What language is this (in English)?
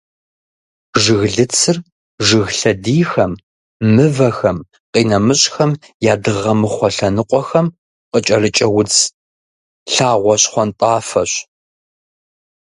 Kabardian